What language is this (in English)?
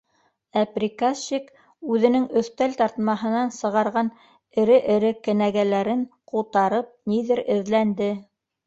Bashkir